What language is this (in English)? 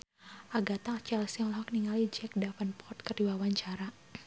Sundanese